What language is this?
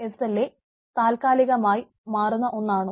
Malayalam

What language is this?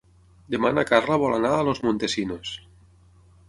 Catalan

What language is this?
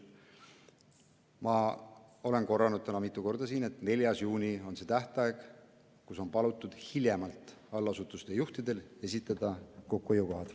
Estonian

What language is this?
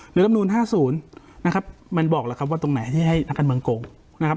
Thai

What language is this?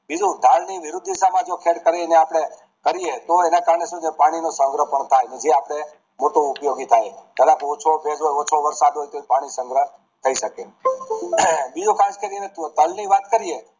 Gujarati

